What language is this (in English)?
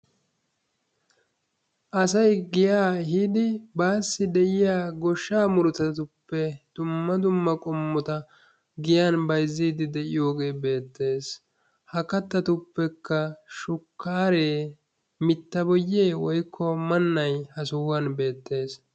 Wolaytta